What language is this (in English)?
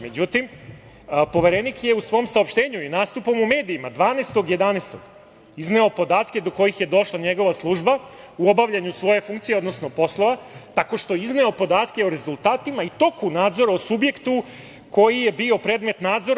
Serbian